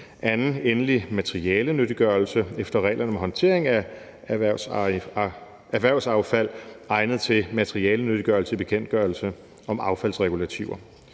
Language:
Danish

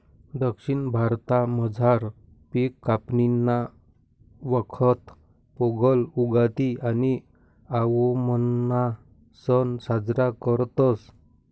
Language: Marathi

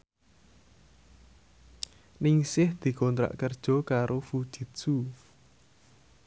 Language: Javanese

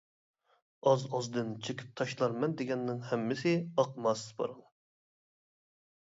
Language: Uyghur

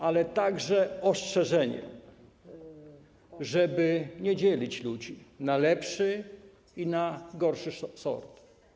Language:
Polish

